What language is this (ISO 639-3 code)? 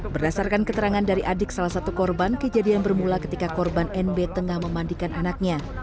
ind